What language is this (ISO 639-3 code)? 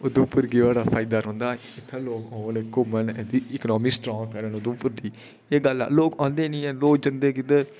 doi